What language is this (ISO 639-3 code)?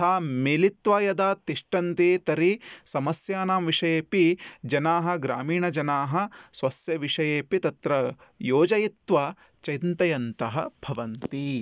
san